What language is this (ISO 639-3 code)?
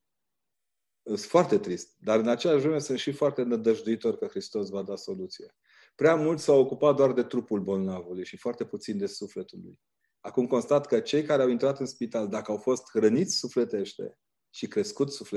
ron